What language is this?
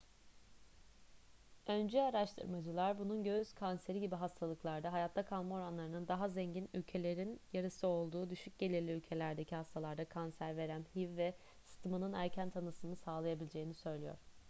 Turkish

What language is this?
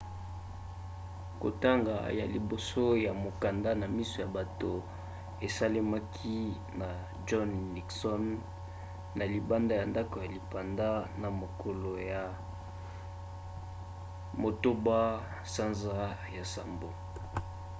Lingala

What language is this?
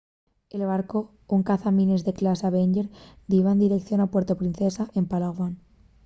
Asturian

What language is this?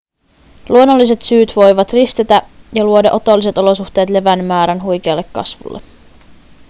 Finnish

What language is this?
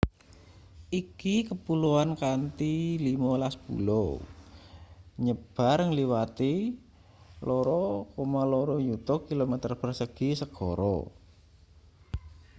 Javanese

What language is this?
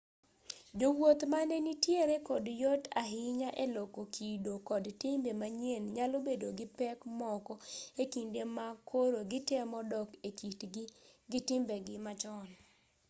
Luo (Kenya and Tanzania)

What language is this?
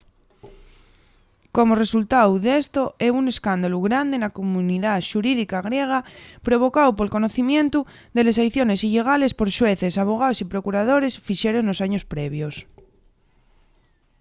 Asturian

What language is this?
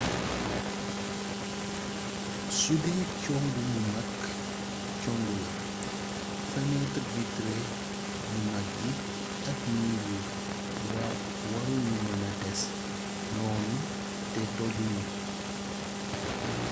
Wolof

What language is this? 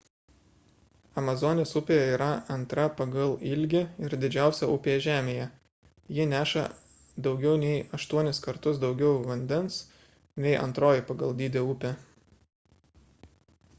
Lithuanian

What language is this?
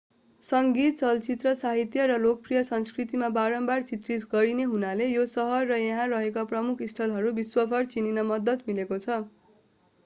Nepali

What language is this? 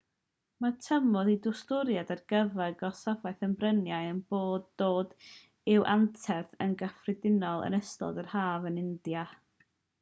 Welsh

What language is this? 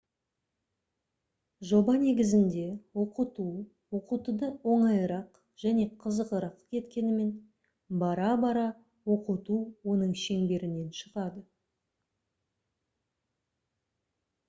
Kazakh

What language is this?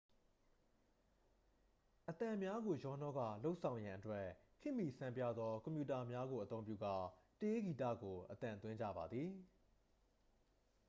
Burmese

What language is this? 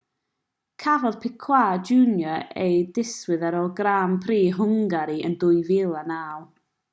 Welsh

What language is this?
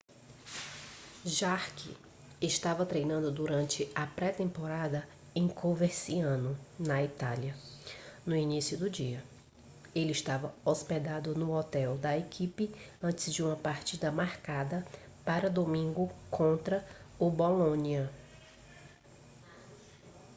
Portuguese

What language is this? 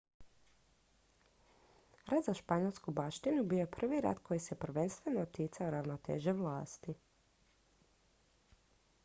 Croatian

